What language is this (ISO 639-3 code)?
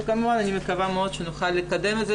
heb